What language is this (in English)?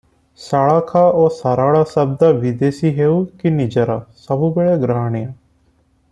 Odia